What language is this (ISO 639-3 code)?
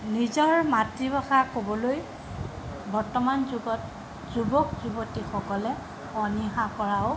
asm